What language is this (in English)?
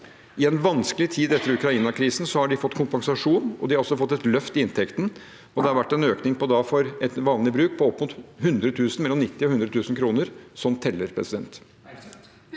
Norwegian